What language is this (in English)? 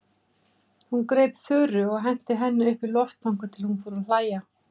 Icelandic